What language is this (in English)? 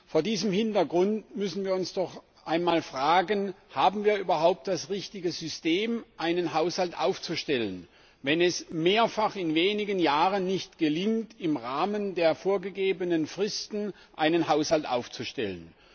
German